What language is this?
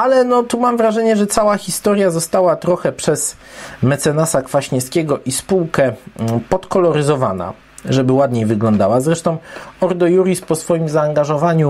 Polish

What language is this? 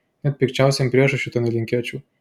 Lithuanian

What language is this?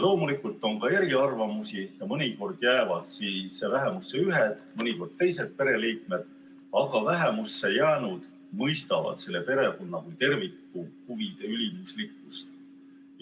Estonian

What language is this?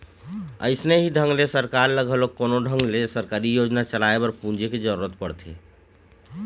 Chhattisgarhi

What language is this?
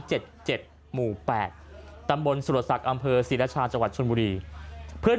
Thai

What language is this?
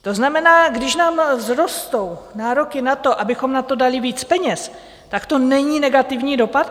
Czech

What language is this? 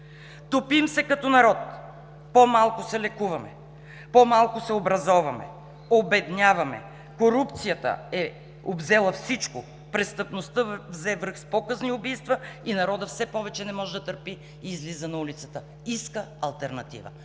Bulgarian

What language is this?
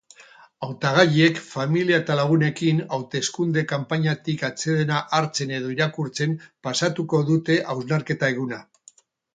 Basque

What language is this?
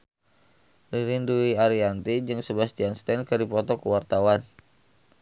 Sundanese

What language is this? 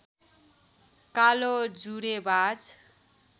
Nepali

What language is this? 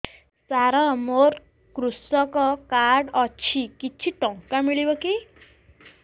Odia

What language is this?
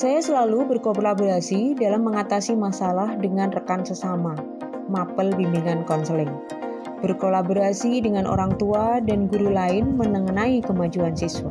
Indonesian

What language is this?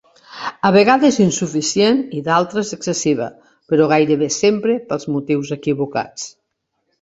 Catalan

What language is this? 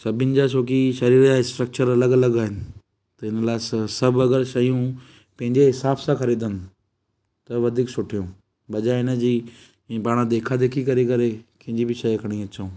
Sindhi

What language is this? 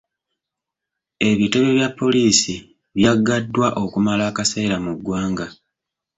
Ganda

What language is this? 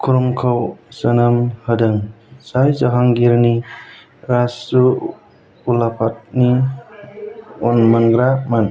Bodo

